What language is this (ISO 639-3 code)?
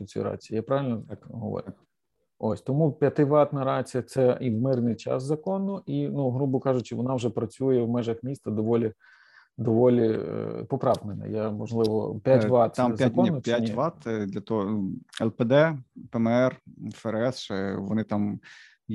ukr